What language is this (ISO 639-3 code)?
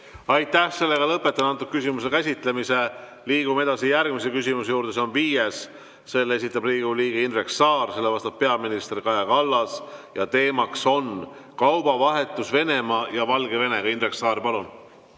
est